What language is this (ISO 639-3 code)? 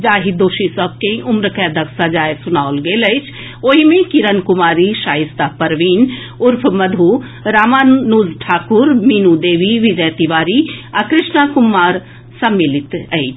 mai